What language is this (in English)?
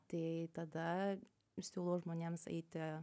Lithuanian